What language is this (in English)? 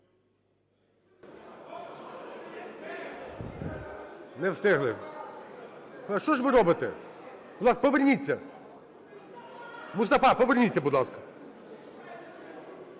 Ukrainian